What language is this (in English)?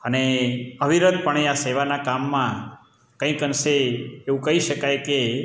Gujarati